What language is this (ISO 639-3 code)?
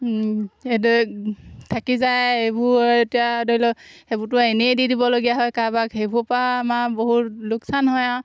asm